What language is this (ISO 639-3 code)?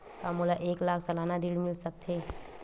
hne